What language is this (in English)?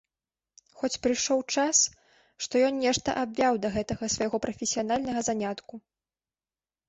Belarusian